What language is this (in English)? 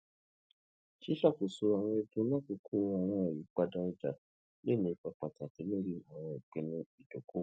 Yoruba